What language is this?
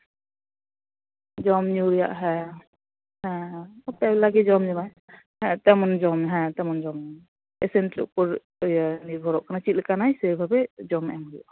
Santali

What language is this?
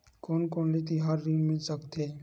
Chhattisgarhi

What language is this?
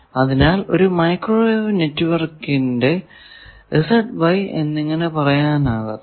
Malayalam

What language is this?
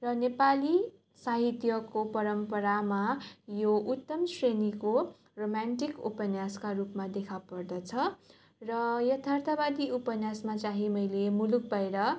Nepali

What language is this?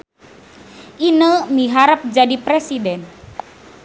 Sundanese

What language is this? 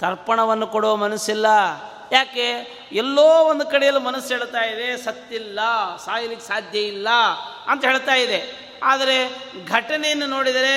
Kannada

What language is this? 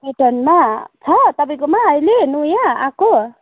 Nepali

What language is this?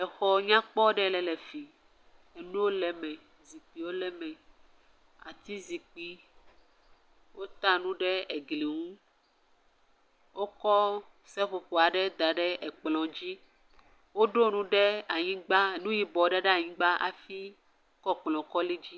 Ewe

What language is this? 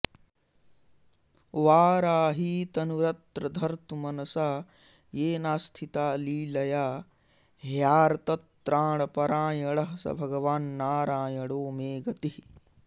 Sanskrit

